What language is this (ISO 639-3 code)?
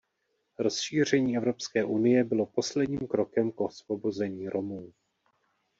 ces